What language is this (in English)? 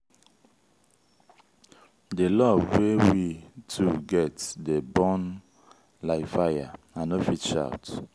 Nigerian Pidgin